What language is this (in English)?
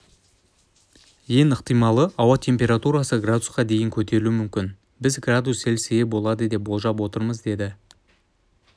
Kazakh